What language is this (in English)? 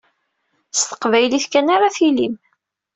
Kabyle